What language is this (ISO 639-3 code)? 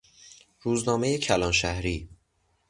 fas